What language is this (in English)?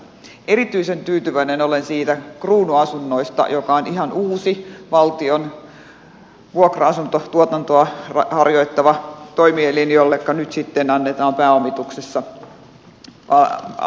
Finnish